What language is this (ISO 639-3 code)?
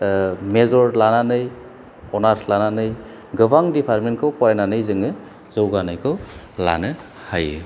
brx